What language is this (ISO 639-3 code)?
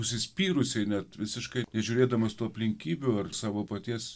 lit